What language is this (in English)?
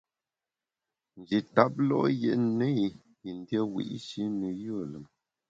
Bamun